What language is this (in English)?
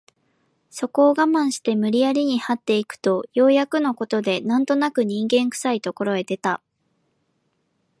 Japanese